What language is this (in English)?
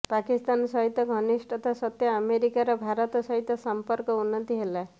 Odia